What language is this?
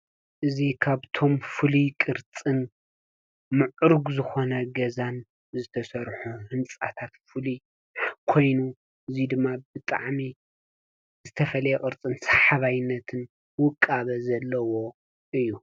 Tigrinya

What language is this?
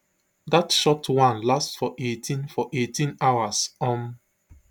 Nigerian Pidgin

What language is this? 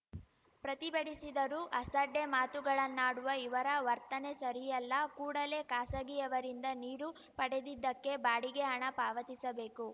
Kannada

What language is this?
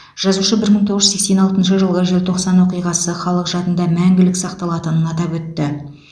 Kazakh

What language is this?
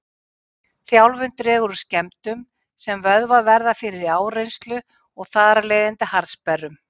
Icelandic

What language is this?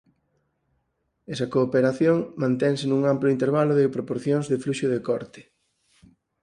Galician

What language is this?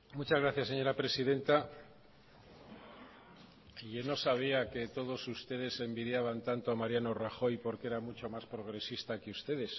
Spanish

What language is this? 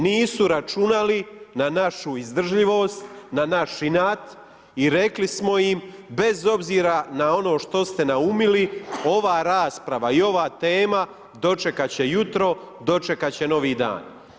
Croatian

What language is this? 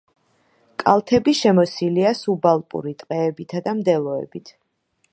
Georgian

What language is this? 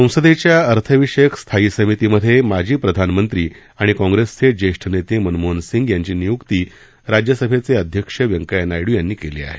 Marathi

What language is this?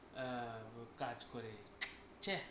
Bangla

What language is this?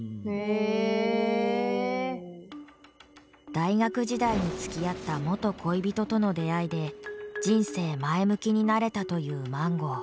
Japanese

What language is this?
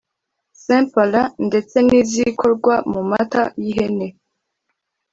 Kinyarwanda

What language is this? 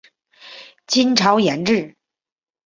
Chinese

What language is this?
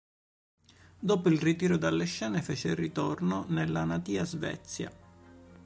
Italian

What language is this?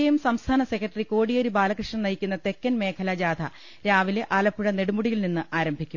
Malayalam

